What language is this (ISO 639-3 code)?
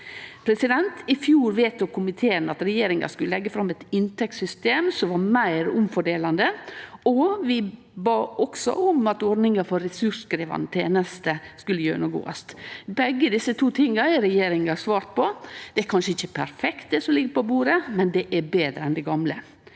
nor